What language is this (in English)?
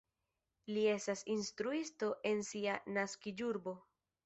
Esperanto